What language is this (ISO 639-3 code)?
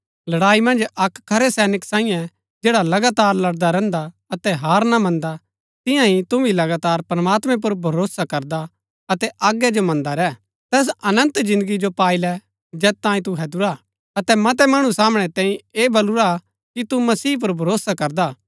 gbk